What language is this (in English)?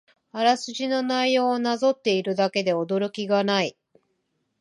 Japanese